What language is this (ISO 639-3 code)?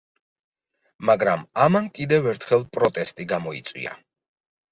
kat